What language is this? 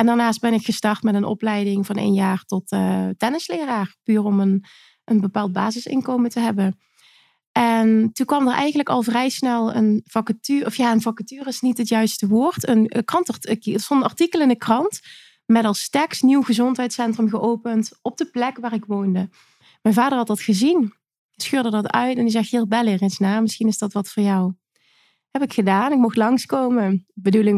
Dutch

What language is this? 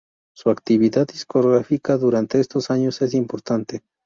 Spanish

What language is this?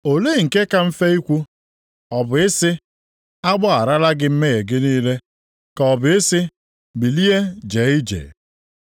Igbo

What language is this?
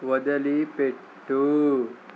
Telugu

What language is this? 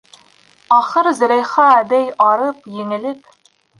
Bashkir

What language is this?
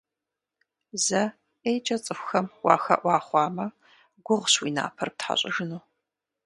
Kabardian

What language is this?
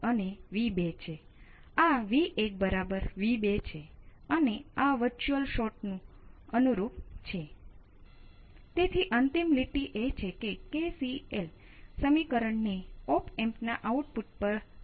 Gujarati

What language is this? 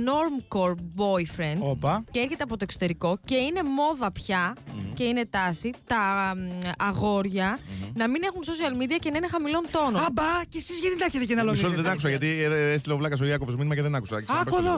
Greek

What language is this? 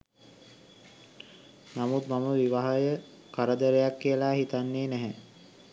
Sinhala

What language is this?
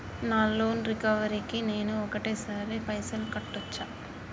Telugu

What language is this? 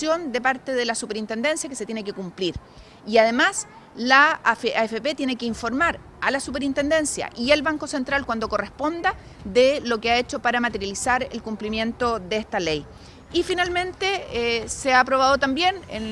Spanish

